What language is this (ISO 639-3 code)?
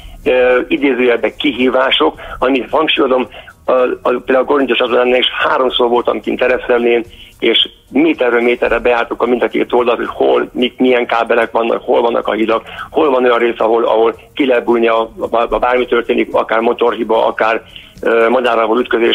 hun